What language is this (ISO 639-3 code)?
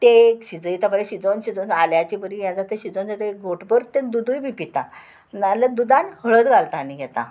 kok